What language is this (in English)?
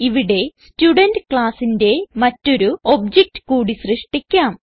Malayalam